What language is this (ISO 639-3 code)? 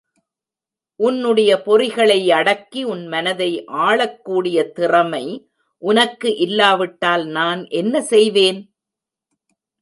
tam